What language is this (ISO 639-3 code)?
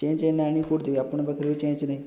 ori